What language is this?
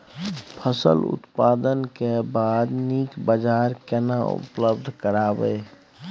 Maithili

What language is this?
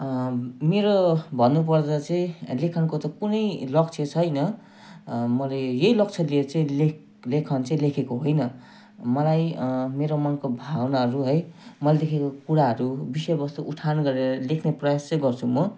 Nepali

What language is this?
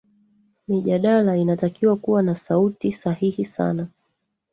Swahili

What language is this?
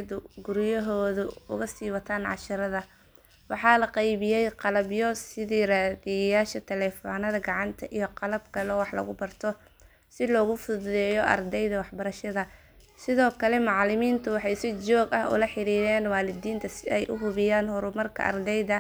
Somali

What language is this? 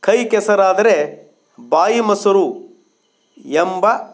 Kannada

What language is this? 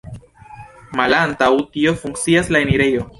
Esperanto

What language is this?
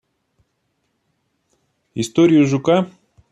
Russian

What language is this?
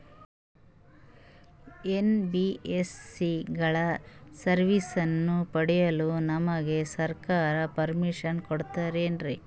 Kannada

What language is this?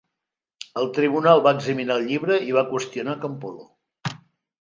Catalan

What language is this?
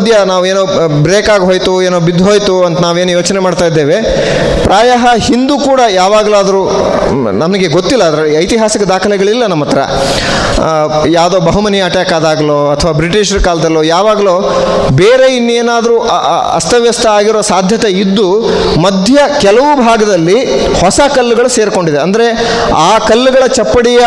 Kannada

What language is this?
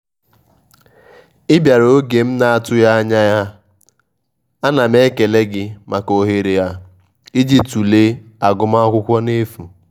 Igbo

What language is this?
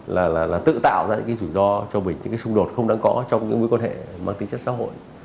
Vietnamese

